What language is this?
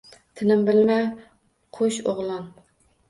Uzbek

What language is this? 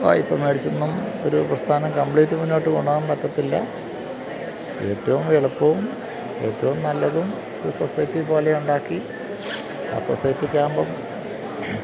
Malayalam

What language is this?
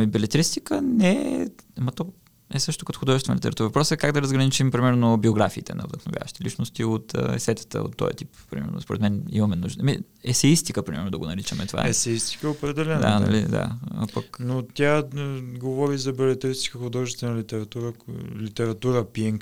Bulgarian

